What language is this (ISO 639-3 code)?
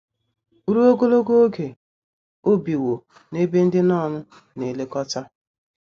ibo